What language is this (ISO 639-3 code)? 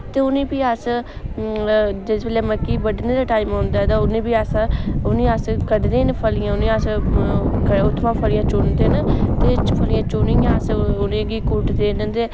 doi